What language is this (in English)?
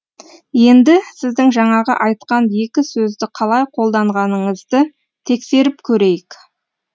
Kazakh